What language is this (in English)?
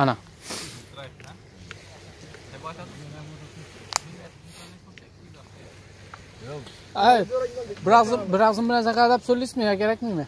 Turkish